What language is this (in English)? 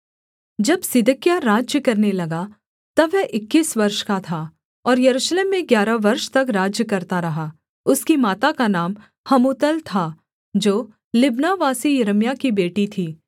Hindi